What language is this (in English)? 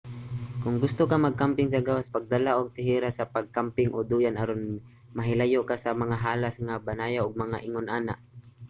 Cebuano